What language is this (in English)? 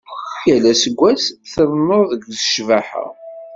Kabyle